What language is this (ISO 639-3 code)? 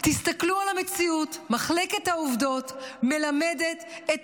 heb